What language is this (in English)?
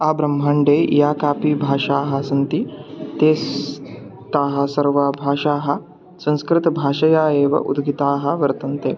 Sanskrit